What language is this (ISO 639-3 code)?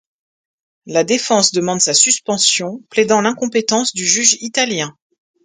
fra